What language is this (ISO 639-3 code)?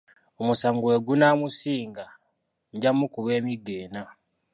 lug